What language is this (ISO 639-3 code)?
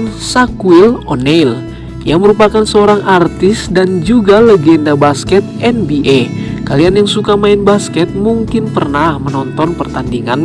ind